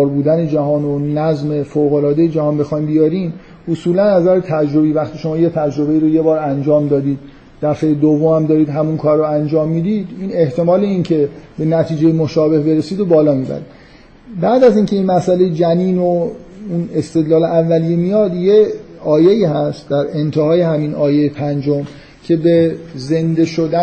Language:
Persian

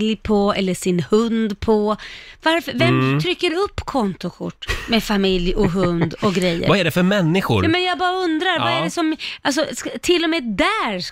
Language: Swedish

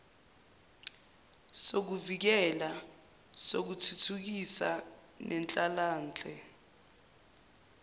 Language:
Zulu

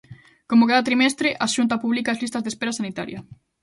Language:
Galician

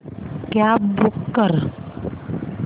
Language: Marathi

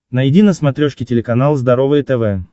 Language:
Russian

